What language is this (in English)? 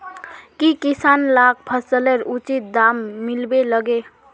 Magahi